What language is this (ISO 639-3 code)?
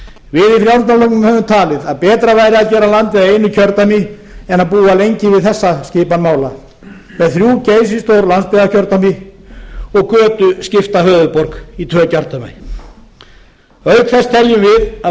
isl